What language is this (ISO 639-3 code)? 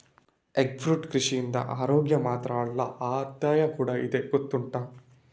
kan